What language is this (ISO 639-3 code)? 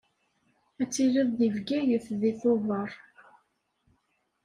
kab